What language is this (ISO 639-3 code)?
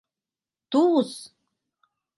chm